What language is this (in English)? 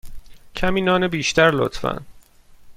Persian